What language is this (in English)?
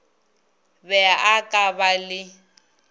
Northern Sotho